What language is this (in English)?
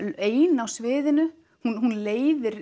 Icelandic